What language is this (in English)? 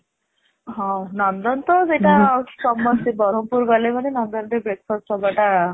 Odia